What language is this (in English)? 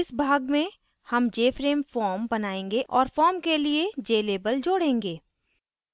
Hindi